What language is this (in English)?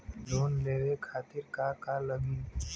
Bhojpuri